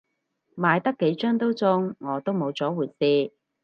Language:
Cantonese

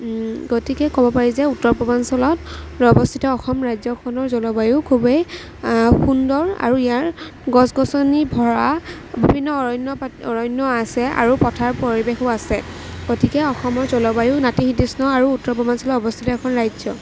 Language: Assamese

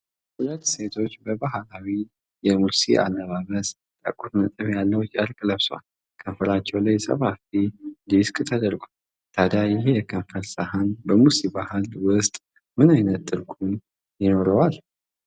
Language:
Amharic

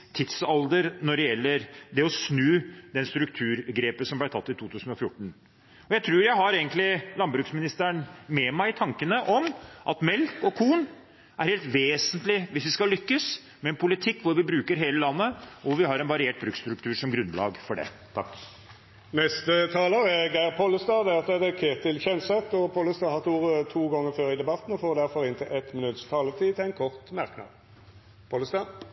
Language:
Norwegian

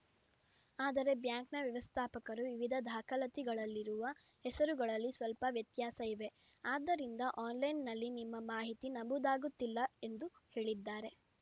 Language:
Kannada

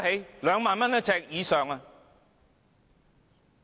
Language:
Cantonese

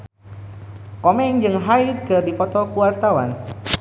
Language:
Sundanese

